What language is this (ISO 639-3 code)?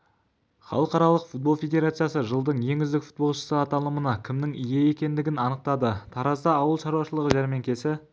kaz